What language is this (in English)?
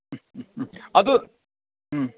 Manipuri